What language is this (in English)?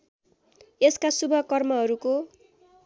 Nepali